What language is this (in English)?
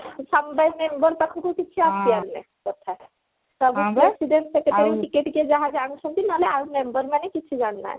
Odia